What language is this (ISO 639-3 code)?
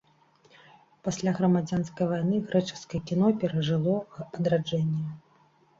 bel